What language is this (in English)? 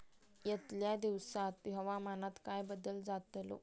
Marathi